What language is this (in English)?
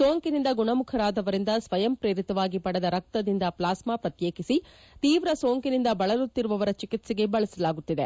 Kannada